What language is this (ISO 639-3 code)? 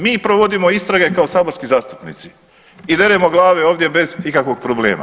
hrv